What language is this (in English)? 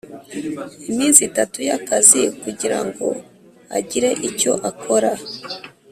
Kinyarwanda